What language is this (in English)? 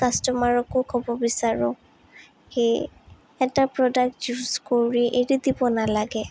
Assamese